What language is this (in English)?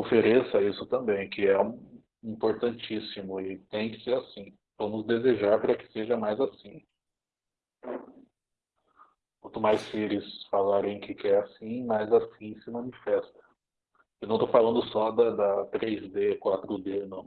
Portuguese